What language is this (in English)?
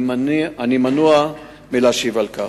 Hebrew